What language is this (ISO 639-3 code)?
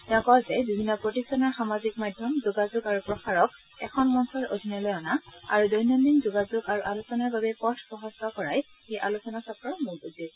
asm